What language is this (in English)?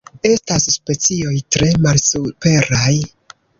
Esperanto